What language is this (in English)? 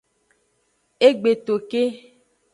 Aja (Benin)